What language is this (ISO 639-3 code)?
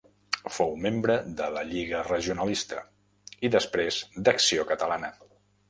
cat